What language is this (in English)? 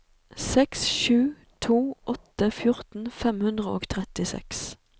Norwegian